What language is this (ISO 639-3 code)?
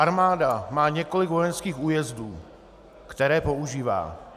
ces